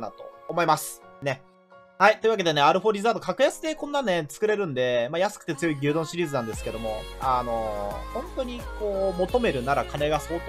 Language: Japanese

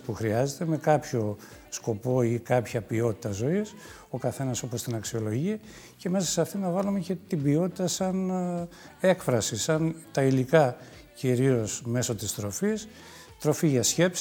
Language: Greek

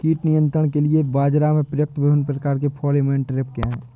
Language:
Hindi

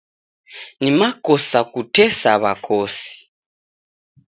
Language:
Taita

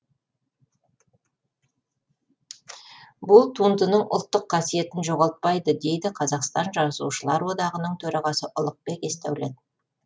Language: Kazakh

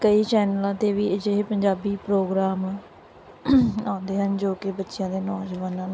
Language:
Punjabi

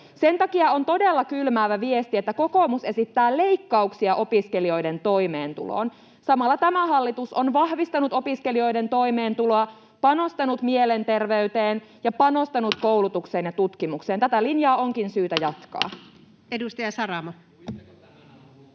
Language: Finnish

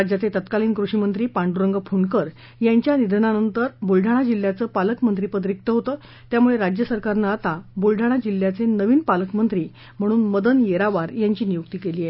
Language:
Marathi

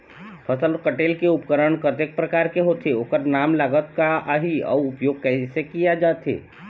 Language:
Chhattisgarhi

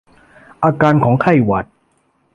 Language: Thai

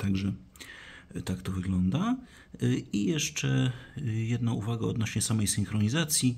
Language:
Polish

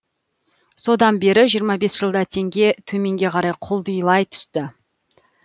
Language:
Kazakh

